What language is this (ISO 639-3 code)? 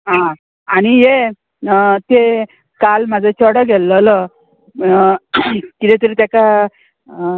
kok